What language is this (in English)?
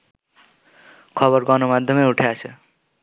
Bangla